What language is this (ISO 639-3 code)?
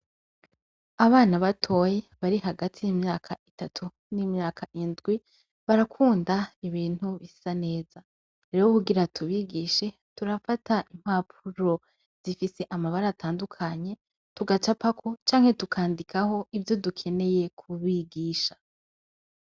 run